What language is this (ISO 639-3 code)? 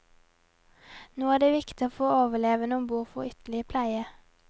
nor